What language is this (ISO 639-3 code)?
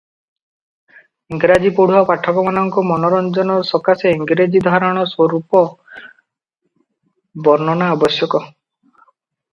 ori